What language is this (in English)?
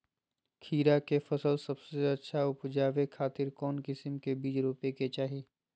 Magahi